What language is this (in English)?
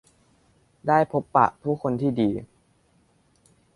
Thai